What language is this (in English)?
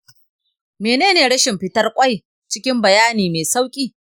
Hausa